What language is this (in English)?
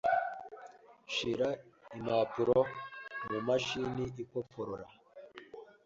Kinyarwanda